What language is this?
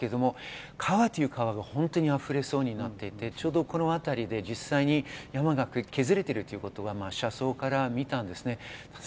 Japanese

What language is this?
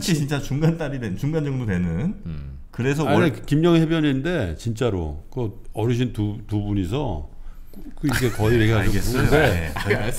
Korean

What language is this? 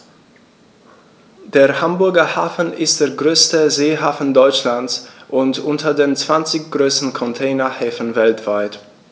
German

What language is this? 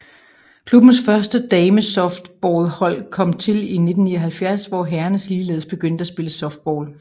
Danish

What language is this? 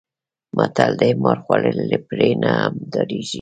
Pashto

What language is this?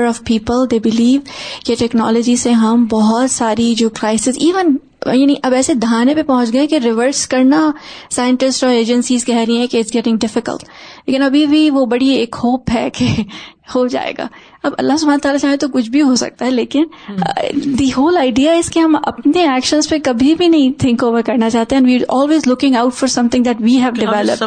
Urdu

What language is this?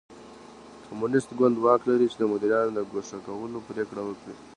Pashto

